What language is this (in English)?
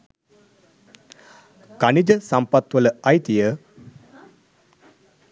Sinhala